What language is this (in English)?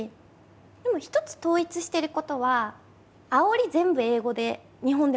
Japanese